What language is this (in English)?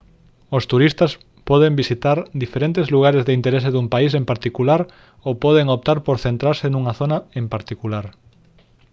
Galician